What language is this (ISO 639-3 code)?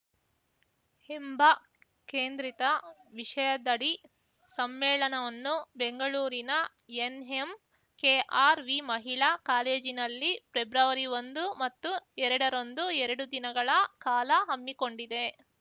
kan